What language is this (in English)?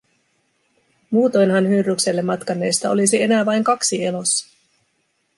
Finnish